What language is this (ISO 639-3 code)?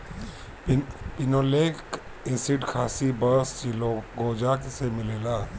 bho